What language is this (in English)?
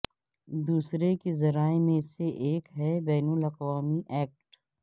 Urdu